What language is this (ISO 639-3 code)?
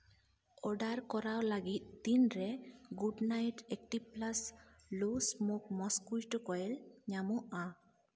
sat